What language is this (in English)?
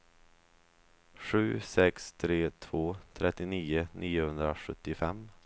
Swedish